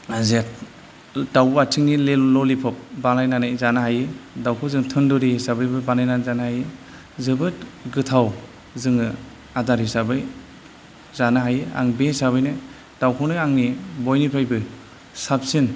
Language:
Bodo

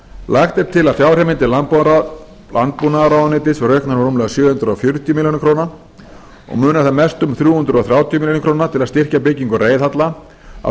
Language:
Icelandic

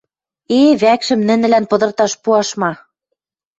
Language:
Western Mari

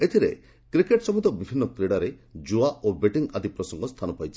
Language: Odia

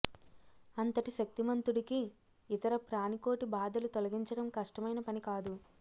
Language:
Telugu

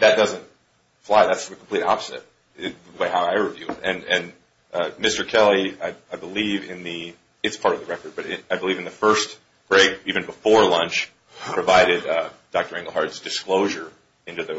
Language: English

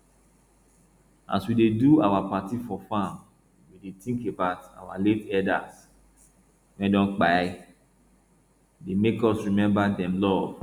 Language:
Nigerian Pidgin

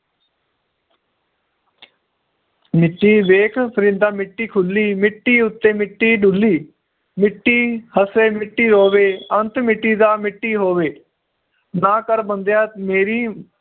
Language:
Punjabi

